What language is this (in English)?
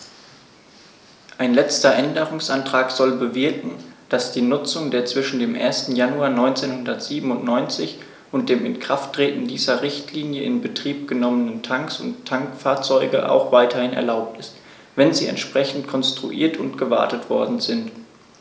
German